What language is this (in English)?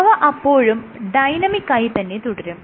Malayalam